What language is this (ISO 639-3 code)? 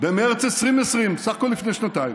heb